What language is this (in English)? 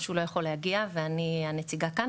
Hebrew